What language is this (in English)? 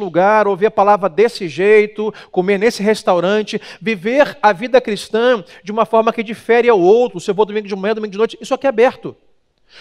Portuguese